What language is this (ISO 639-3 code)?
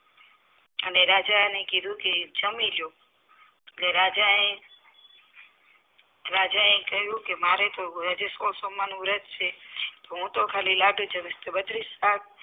guj